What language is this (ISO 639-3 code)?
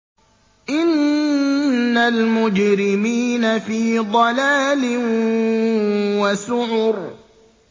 ara